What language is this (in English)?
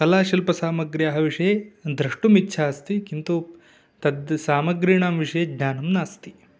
Sanskrit